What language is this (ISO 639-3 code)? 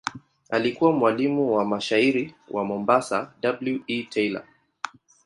swa